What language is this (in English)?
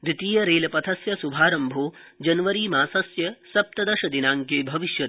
Sanskrit